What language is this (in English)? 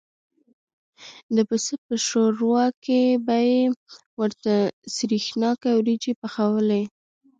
Pashto